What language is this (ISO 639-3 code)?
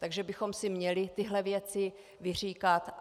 ces